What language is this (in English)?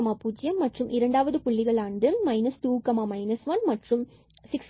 Tamil